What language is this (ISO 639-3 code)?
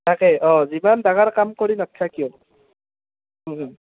asm